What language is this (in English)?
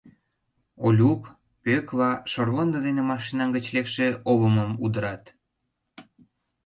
Mari